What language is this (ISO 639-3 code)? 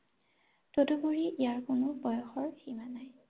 asm